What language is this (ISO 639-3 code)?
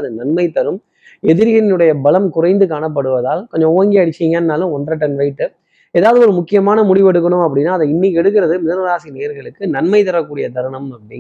tam